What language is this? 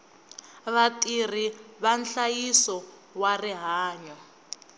Tsonga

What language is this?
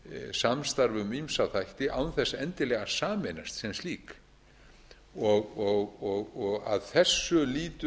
Icelandic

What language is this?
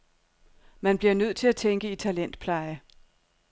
Danish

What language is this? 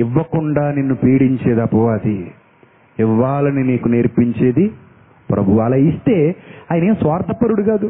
Telugu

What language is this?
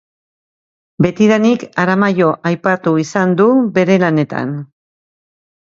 Basque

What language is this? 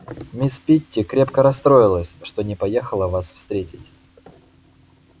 Russian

